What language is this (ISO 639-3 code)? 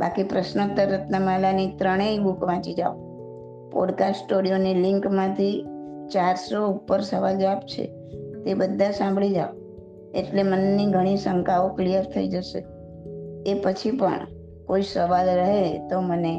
guj